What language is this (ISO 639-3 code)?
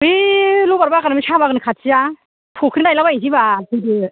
brx